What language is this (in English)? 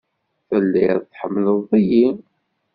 Kabyle